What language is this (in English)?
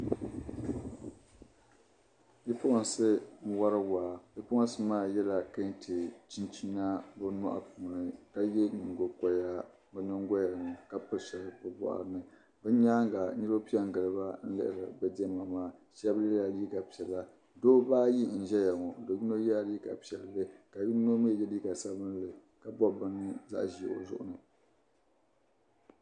Dagbani